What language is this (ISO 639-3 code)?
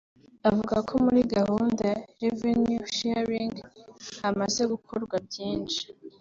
kin